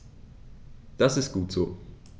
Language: German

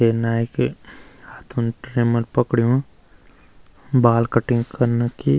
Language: Garhwali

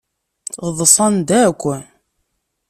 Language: Kabyle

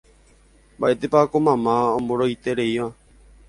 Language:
Guarani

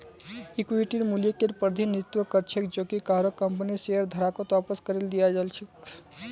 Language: Magahi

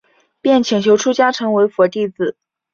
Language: Chinese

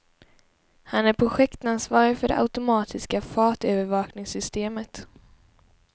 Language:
Swedish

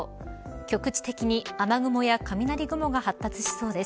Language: Japanese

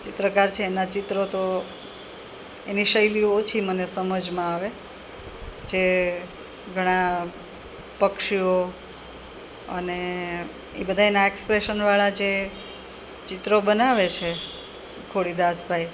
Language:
Gujarati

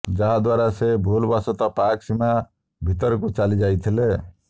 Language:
Odia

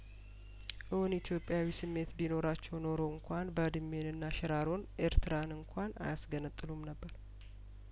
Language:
Amharic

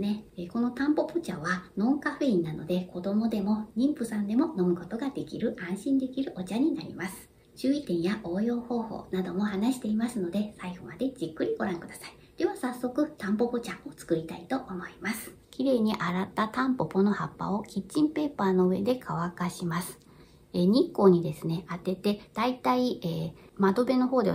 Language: Japanese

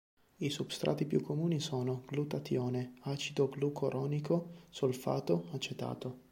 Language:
Italian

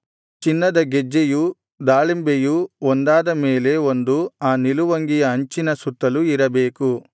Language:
Kannada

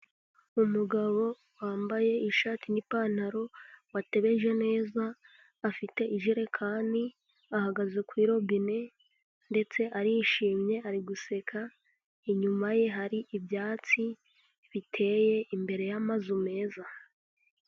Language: Kinyarwanda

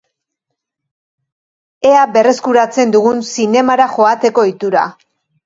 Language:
Basque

